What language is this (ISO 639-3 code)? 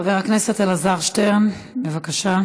heb